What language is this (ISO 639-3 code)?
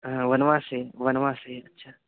san